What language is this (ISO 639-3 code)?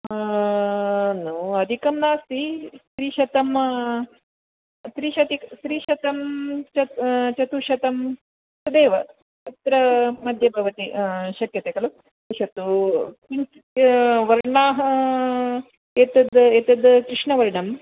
san